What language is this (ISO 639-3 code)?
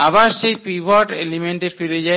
ben